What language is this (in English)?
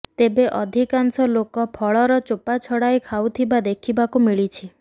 Odia